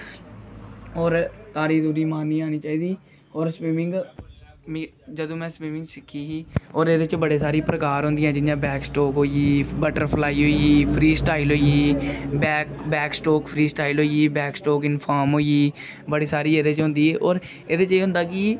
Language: Dogri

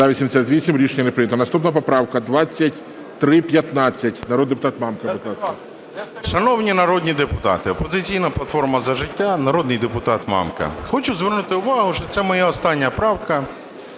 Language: Ukrainian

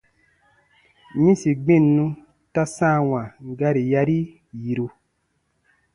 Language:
Baatonum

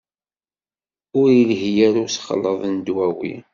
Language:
Kabyle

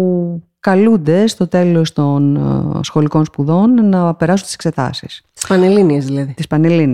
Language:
Greek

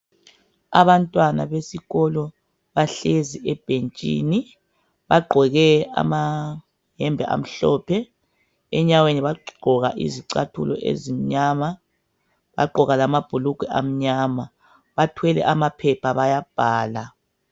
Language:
North Ndebele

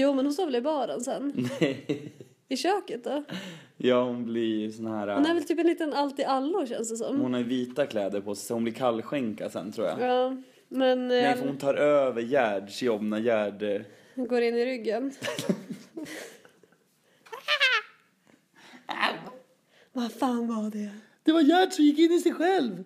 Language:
Swedish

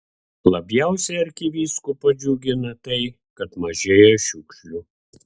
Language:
Lithuanian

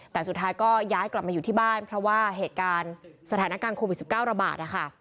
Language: Thai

